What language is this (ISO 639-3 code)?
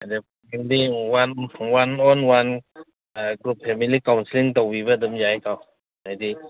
mni